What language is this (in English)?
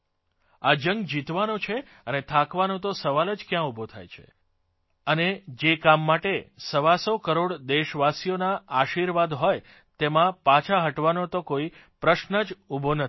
Gujarati